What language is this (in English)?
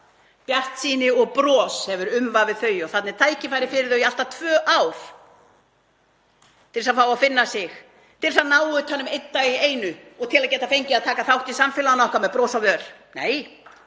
Icelandic